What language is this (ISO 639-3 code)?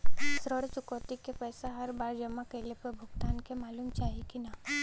bho